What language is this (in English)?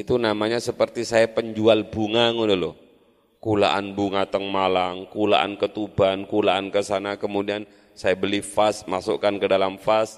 Indonesian